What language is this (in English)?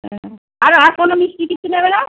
Bangla